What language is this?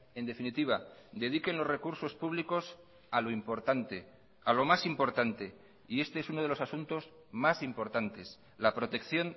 Spanish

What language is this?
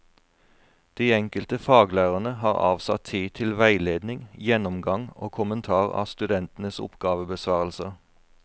Norwegian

